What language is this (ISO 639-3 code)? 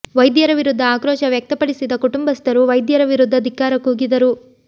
kan